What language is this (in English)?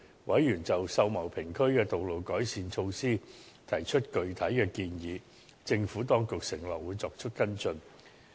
Cantonese